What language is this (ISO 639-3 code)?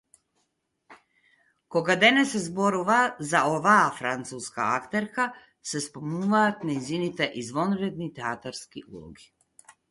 mkd